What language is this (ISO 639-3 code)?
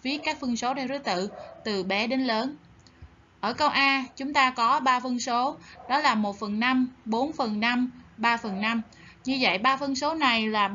vie